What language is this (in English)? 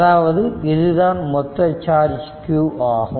Tamil